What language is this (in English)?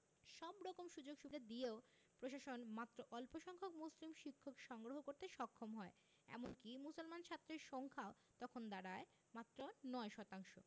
Bangla